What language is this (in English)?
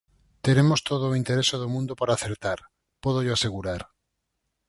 Galician